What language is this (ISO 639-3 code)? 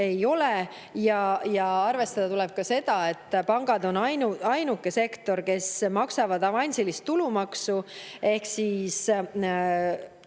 est